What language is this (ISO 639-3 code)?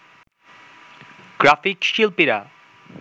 ben